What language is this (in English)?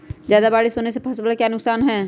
Magahi